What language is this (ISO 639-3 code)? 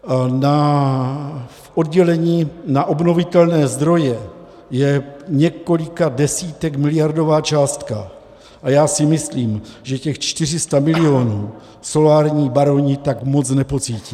ces